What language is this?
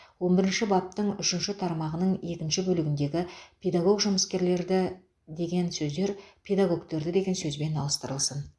Kazakh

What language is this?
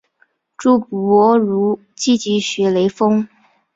Chinese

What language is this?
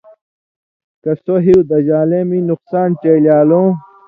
Indus Kohistani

